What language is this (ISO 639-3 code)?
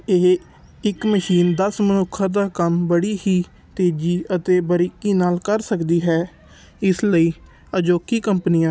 pan